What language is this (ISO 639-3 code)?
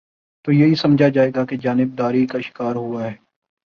urd